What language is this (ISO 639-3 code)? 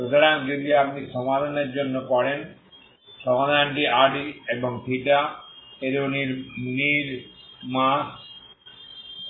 ben